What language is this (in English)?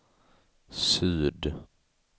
Swedish